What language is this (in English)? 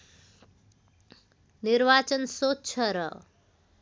Nepali